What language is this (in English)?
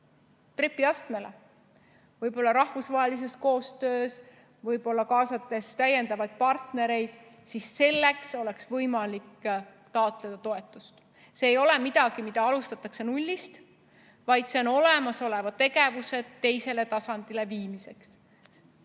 Estonian